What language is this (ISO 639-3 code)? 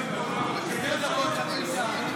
heb